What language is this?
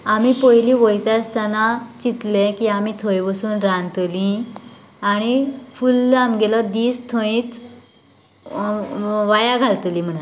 Konkani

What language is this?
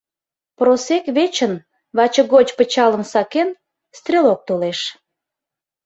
Mari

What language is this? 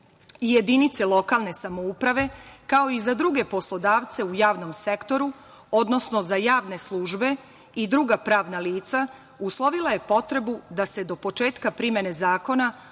Serbian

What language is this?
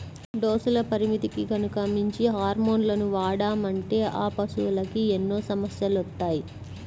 Telugu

